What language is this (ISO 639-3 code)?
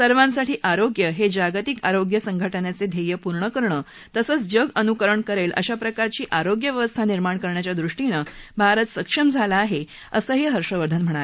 mar